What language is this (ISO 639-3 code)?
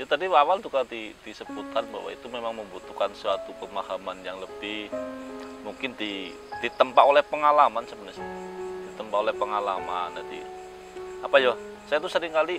ind